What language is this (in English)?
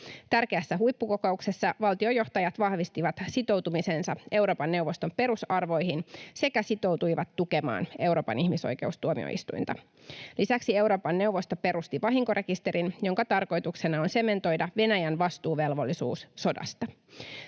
Finnish